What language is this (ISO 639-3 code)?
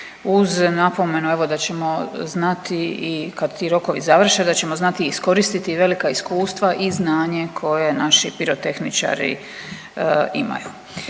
hrv